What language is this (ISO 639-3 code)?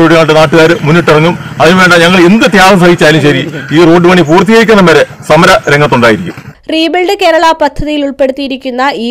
ara